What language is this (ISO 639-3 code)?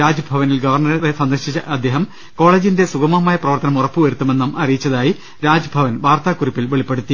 mal